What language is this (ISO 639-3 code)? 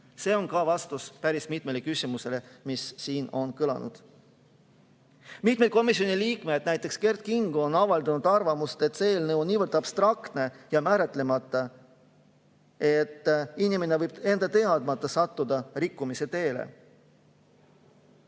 est